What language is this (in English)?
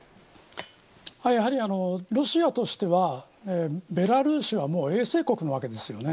Japanese